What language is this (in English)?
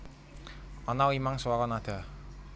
Javanese